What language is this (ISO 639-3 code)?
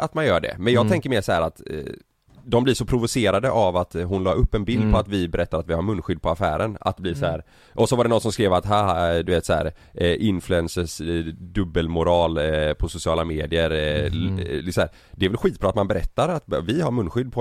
swe